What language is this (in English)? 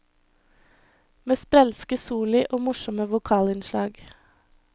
Norwegian